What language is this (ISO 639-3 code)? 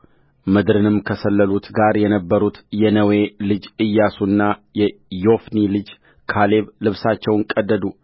amh